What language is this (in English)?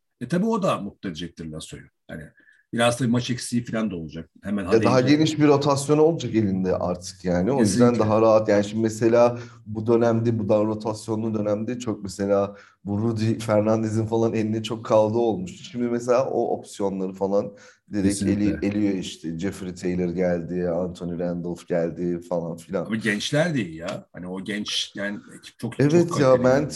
Turkish